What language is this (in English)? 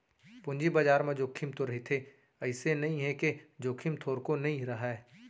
Chhattisgarhi